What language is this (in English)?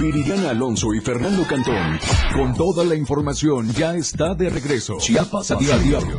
Spanish